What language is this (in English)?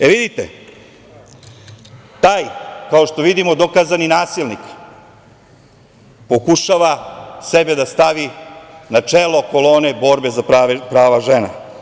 Serbian